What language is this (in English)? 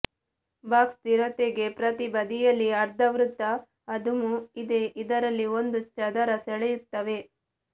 Kannada